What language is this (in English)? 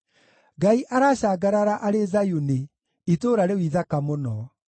Kikuyu